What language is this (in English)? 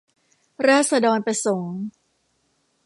Thai